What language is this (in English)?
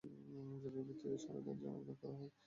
Bangla